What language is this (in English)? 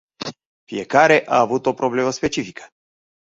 Romanian